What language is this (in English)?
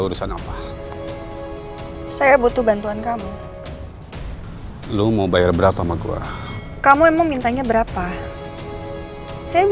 Indonesian